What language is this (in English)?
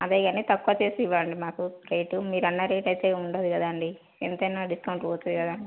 Telugu